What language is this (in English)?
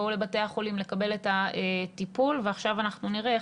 Hebrew